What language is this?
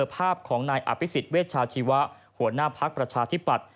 Thai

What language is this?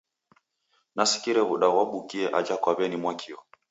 Taita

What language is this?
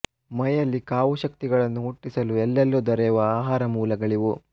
Kannada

